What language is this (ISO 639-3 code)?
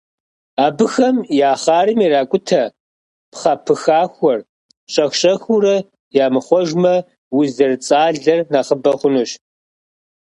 kbd